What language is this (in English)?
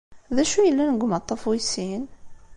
Kabyle